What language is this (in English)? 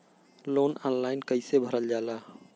Bhojpuri